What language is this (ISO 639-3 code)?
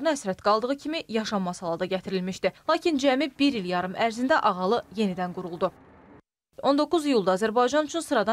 tur